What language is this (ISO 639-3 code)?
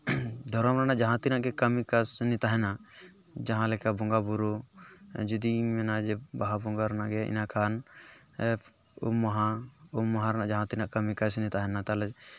sat